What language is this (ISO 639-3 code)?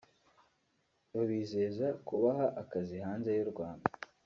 kin